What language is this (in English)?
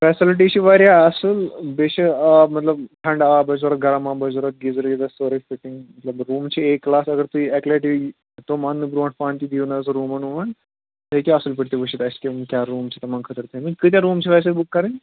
Kashmiri